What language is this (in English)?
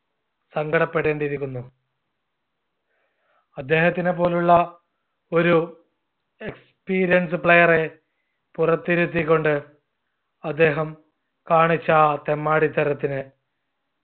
Malayalam